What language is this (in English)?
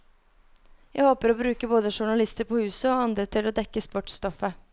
Norwegian